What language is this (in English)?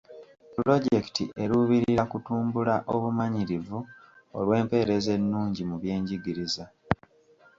Ganda